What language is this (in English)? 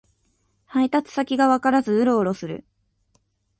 Japanese